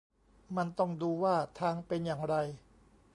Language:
Thai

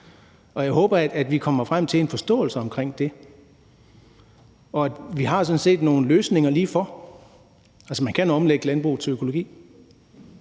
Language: Danish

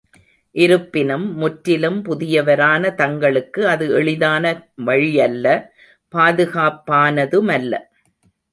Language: Tamil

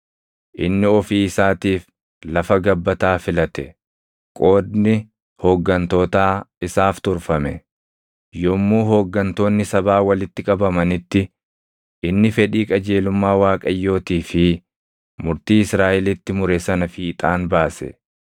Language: Oromo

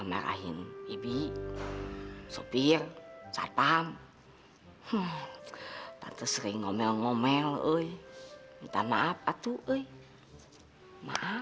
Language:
Indonesian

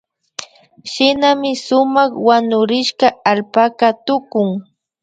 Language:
Imbabura Highland Quichua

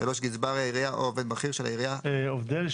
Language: Hebrew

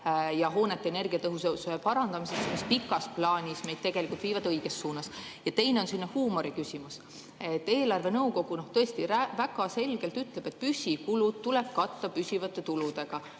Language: Estonian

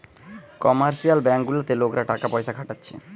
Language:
Bangla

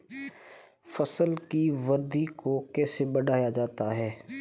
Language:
Hindi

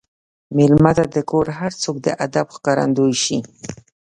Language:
Pashto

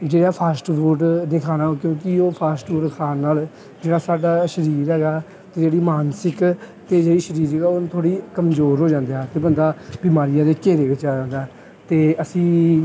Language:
Punjabi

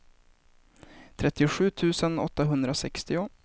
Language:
Swedish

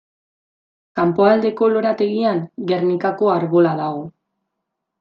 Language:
Basque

